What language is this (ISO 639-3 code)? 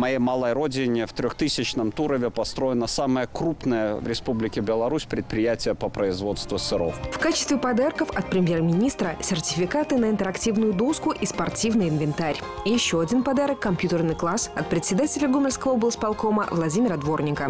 rus